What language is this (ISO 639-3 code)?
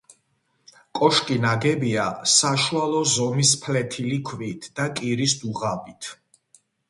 kat